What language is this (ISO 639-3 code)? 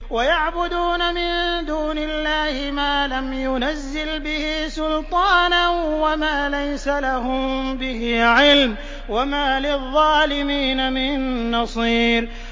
ara